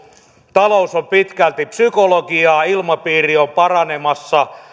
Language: Finnish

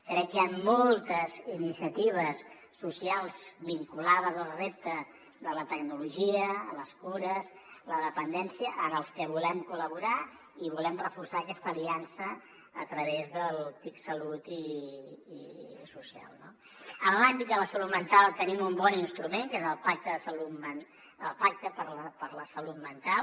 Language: Catalan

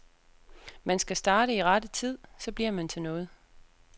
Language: Danish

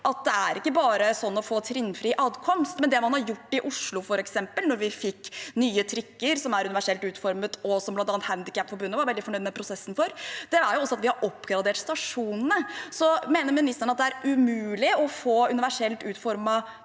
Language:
Norwegian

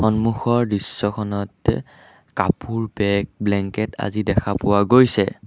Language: Assamese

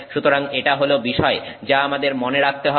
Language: Bangla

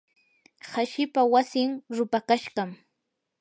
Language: Yanahuanca Pasco Quechua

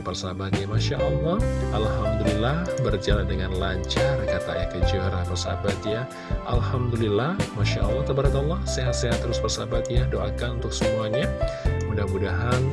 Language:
Indonesian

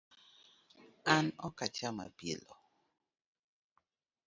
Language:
Luo (Kenya and Tanzania)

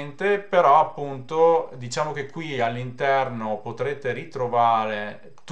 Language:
Italian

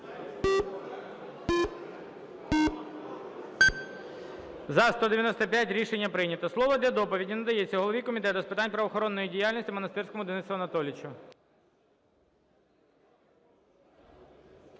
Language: Ukrainian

